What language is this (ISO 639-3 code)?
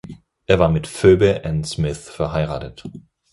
deu